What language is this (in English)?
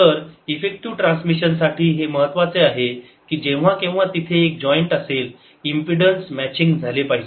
Marathi